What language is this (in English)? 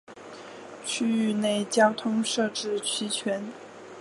Chinese